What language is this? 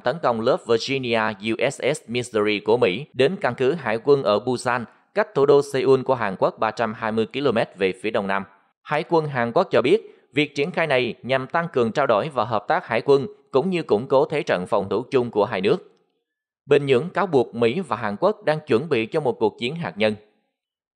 Vietnamese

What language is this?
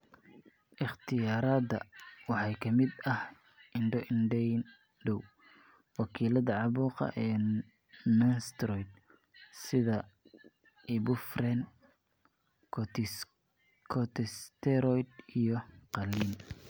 Somali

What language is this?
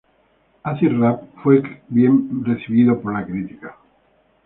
Spanish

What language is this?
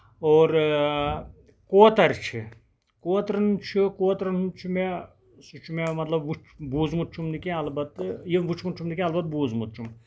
Kashmiri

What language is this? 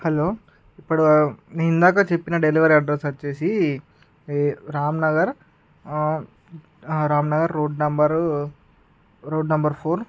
Telugu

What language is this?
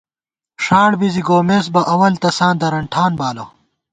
Gawar-Bati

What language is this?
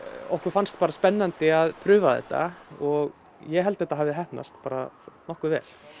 Icelandic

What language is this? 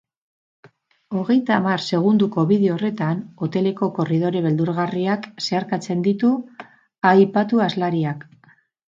Basque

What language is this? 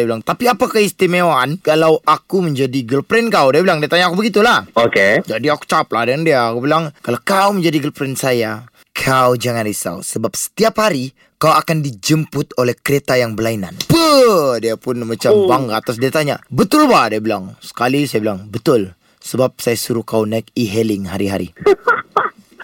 Malay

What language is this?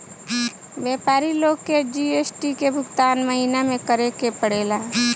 Bhojpuri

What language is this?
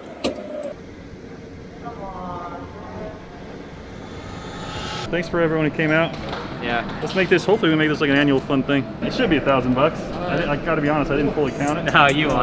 English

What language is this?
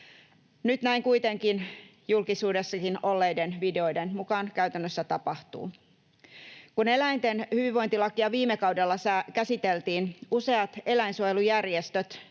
Finnish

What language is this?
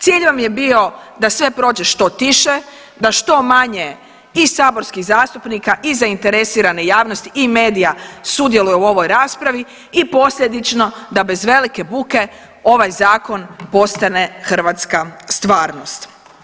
Croatian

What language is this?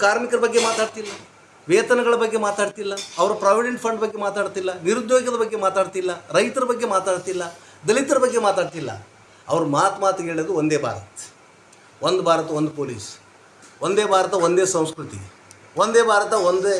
Hindi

